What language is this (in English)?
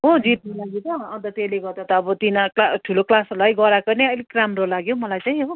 Nepali